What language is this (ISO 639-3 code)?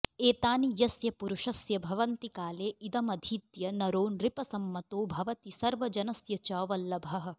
san